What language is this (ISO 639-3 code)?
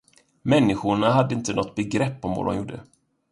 swe